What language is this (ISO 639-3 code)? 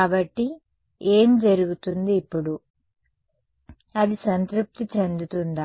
tel